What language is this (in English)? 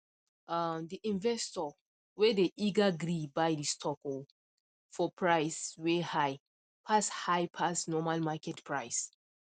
Nigerian Pidgin